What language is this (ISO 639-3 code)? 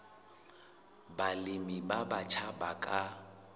sot